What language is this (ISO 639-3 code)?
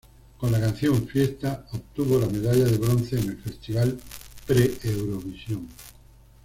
spa